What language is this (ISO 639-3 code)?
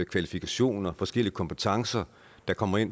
dan